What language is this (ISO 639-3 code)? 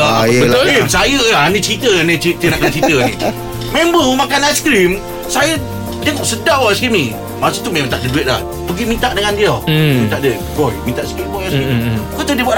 msa